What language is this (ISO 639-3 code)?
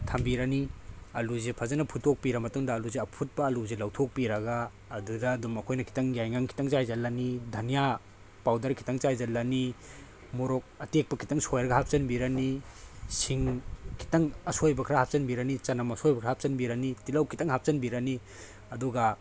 mni